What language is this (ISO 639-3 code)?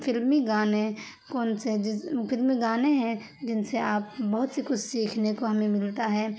urd